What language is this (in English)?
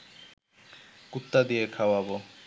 Bangla